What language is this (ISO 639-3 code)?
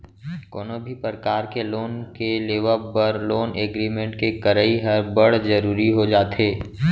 hne